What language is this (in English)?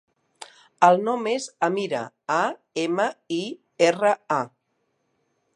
Catalan